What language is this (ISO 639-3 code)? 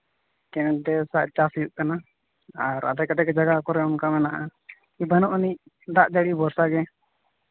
sat